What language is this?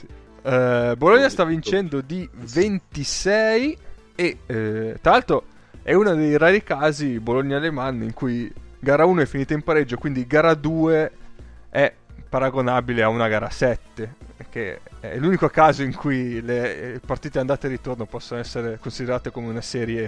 Italian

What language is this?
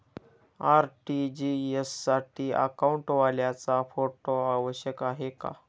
Marathi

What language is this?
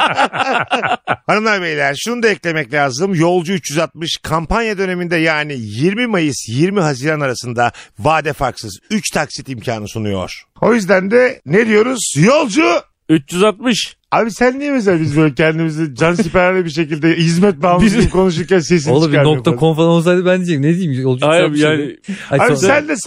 Turkish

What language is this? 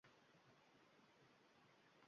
Uzbek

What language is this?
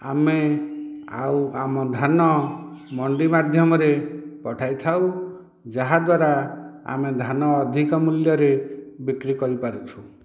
Odia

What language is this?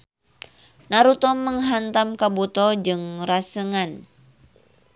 Sundanese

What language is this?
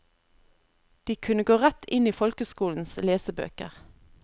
Norwegian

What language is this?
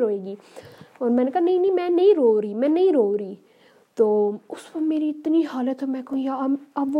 Urdu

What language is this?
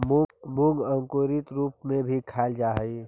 Magahi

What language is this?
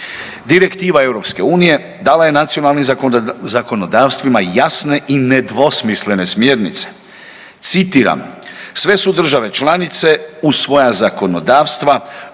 Croatian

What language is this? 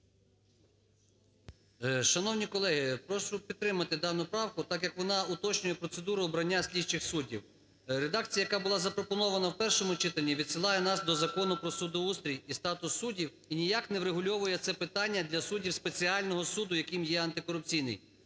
Ukrainian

